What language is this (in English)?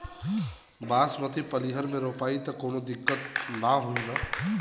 Bhojpuri